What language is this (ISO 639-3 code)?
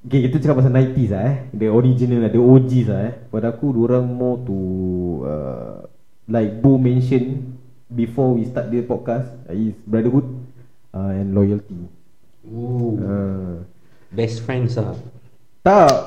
msa